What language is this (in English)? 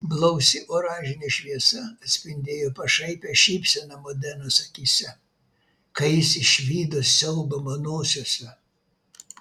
Lithuanian